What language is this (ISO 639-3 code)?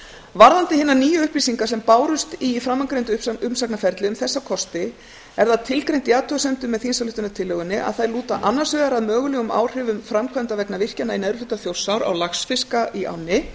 isl